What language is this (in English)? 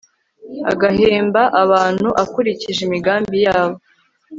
Kinyarwanda